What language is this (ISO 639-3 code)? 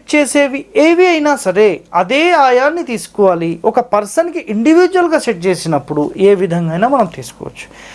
kor